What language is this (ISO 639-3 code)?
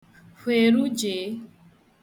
ibo